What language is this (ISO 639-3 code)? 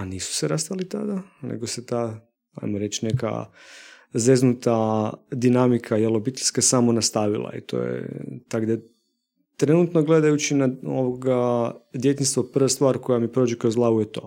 hrv